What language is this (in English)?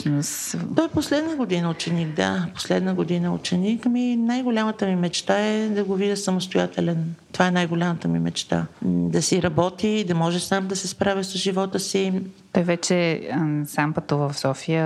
Bulgarian